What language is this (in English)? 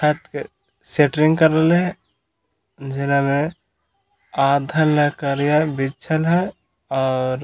Magahi